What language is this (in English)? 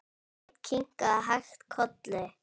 Icelandic